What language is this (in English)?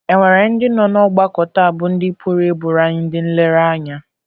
Igbo